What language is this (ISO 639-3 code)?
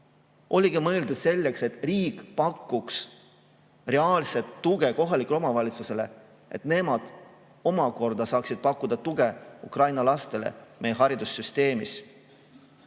est